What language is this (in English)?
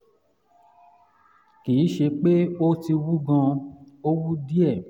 Yoruba